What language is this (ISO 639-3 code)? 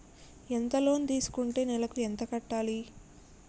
tel